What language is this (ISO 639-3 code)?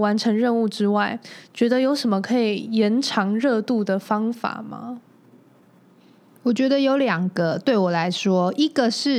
zho